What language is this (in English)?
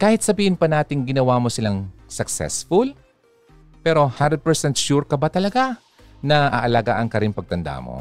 Filipino